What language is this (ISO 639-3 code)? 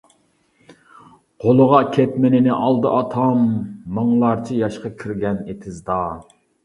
uig